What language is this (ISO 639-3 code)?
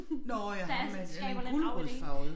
dan